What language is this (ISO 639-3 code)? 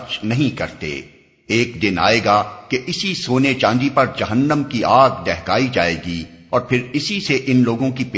urd